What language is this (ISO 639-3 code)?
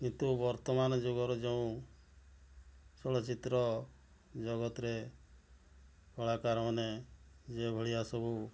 ori